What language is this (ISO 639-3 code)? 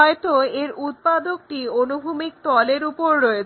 ben